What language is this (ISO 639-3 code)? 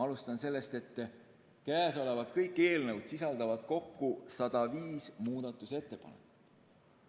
est